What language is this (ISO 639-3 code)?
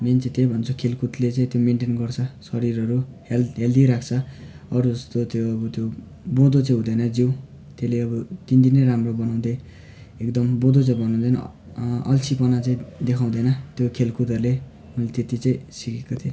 nep